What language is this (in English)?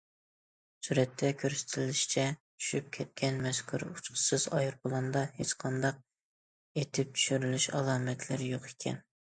Uyghur